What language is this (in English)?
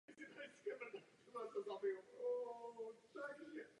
Czech